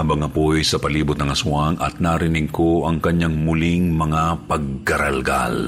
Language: Filipino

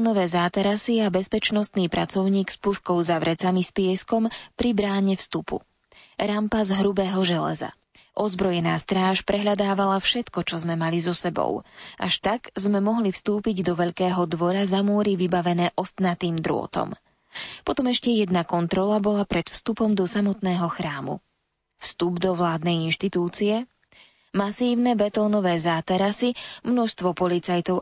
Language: Slovak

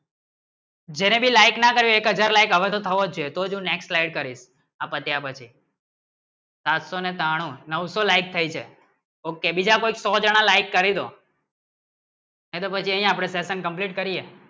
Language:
Gujarati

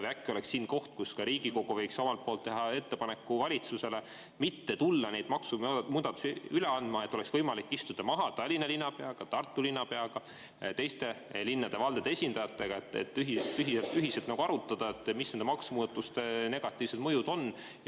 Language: Estonian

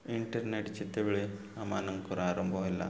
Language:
Odia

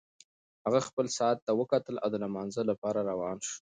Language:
Pashto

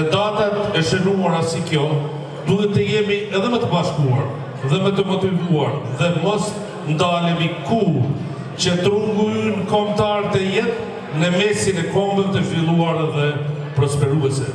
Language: Romanian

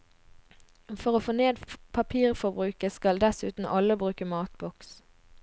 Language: Norwegian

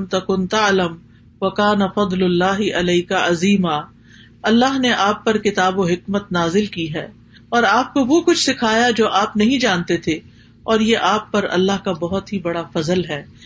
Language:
Urdu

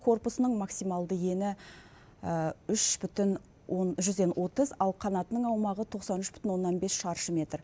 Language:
Kazakh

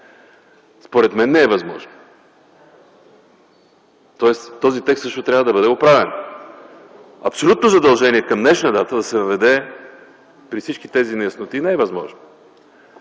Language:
Bulgarian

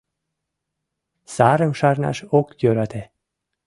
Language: Mari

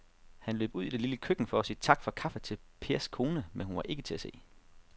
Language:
Danish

